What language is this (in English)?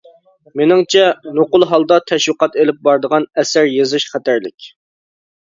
Uyghur